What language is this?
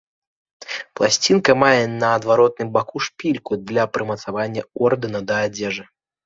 Belarusian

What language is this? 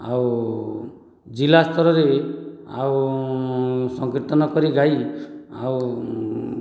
Odia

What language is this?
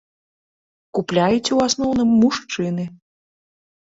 Belarusian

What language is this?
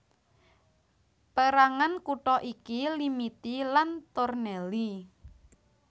Javanese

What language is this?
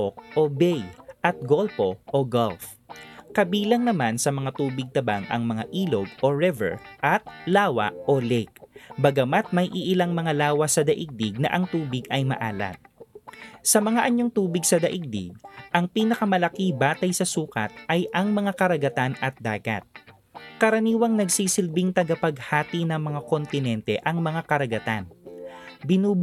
Filipino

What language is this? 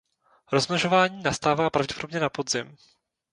Czech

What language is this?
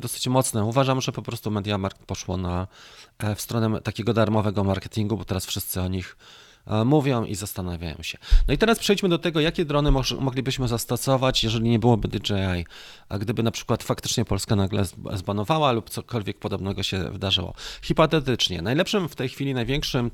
Polish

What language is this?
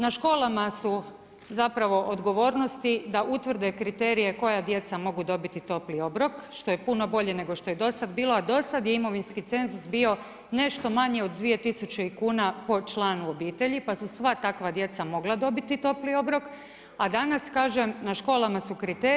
Croatian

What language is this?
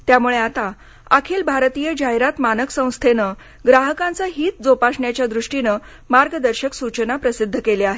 Marathi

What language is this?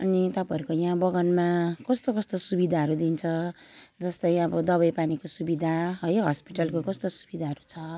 Nepali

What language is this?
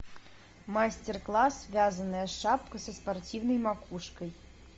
Russian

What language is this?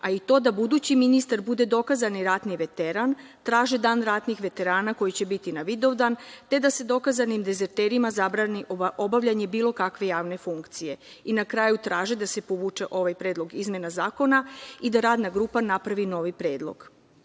Serbian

